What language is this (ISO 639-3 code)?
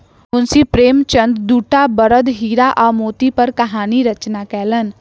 mai